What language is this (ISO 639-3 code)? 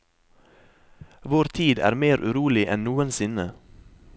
nor